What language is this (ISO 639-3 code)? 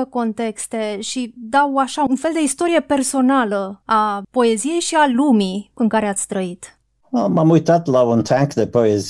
ron